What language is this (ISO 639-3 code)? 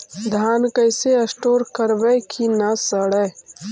mag